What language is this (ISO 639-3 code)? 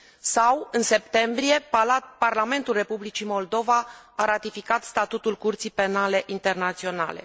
ron